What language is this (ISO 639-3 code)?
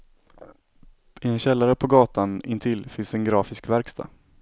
swe